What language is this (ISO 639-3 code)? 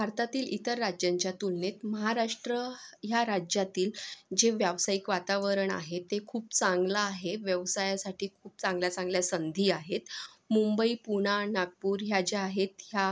mar